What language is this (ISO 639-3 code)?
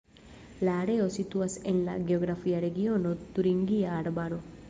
epo